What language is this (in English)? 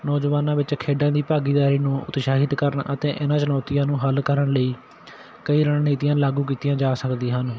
Punjabi